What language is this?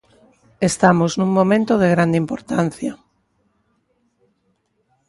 Galician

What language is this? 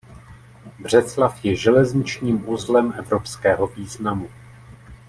Czech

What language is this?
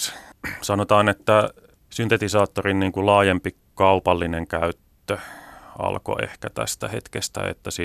Finnish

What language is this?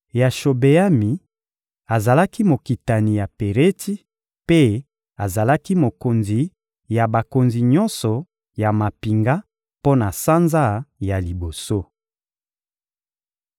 Lingala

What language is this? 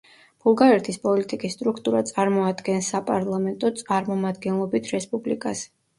Georgian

